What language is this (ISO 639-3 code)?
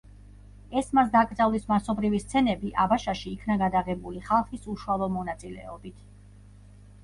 kat